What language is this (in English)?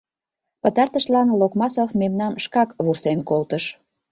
Mari